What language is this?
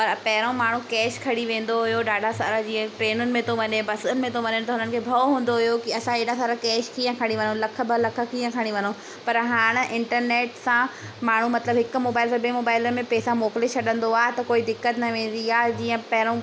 Sindhi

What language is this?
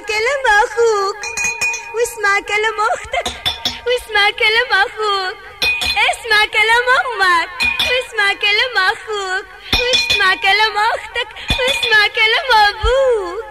Arabic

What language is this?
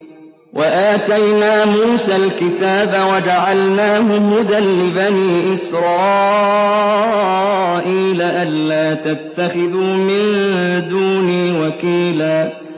Arabic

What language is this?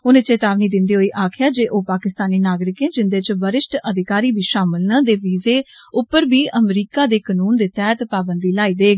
Dogri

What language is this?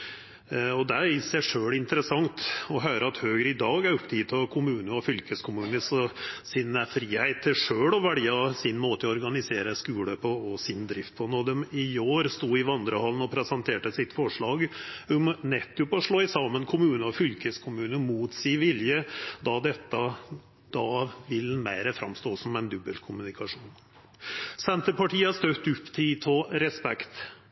Norwegian Nynorsk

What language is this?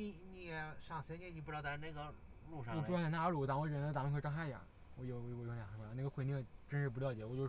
Chinese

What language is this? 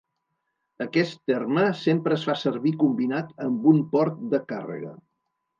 Catalan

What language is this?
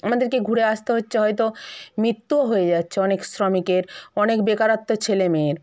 Bangla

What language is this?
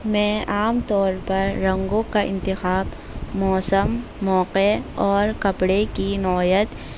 Urdu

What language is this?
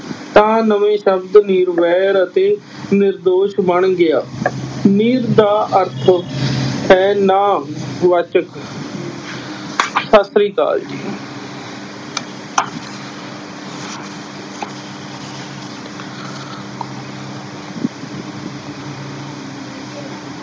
Punjabi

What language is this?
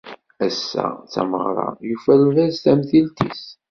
Kabyle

